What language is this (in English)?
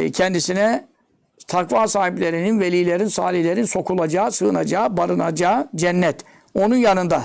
Turkish